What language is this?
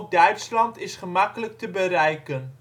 Dutch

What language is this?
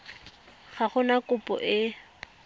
Tswana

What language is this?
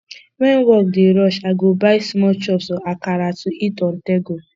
Nigerian Pidgin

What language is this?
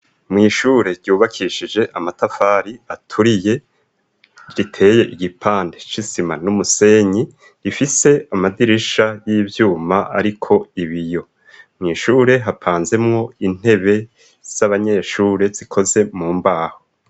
Rundi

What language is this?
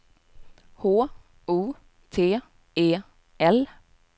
Swedish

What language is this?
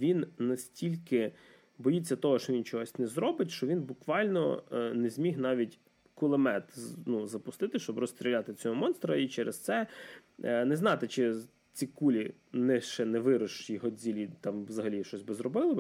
Ukrainian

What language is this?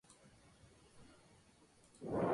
Spanish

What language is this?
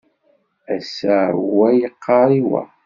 Kabyle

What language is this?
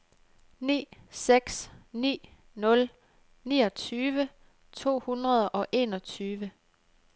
Danish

